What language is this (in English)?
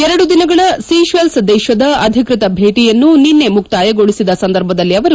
Kannada